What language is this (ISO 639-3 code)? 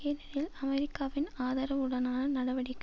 tam